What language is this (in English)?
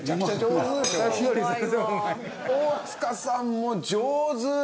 Japanese